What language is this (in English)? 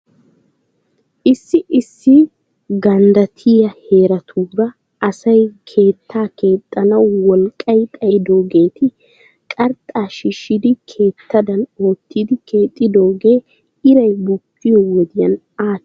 Wolaytta